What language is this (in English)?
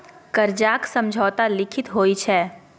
Maithili